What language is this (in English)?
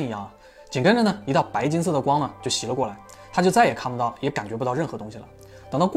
Chinese